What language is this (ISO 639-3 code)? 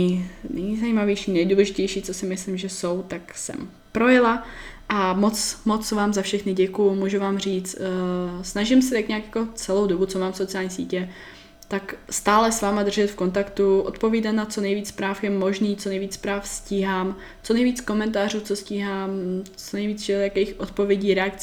ces